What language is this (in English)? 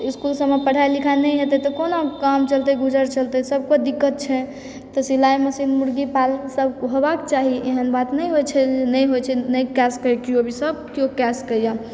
Maithili